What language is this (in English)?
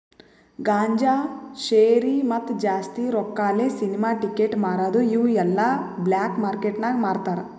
Kannada